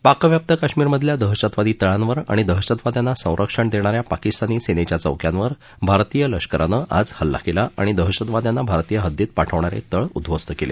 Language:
Marathi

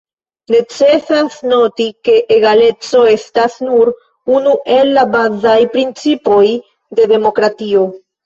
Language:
Esperanto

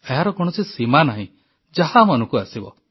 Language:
Odia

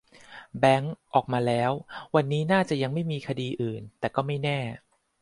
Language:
Thai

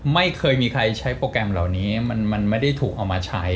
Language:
Thai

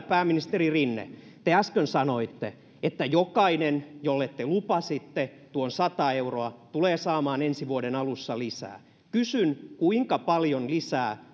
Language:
Finnish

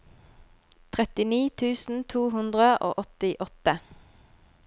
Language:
Norwegian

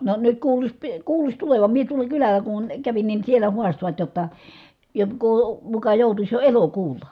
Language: Finnish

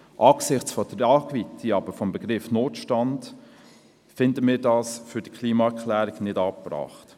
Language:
Swiss German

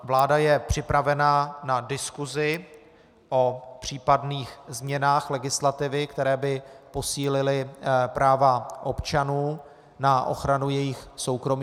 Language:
Czech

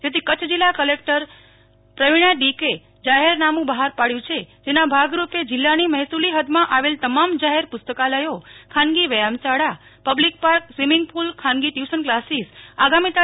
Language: Gujarati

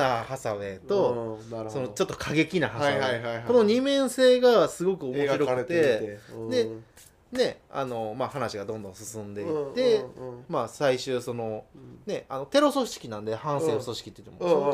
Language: Japanese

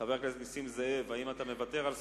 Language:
Hebrew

